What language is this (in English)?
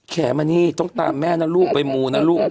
Thai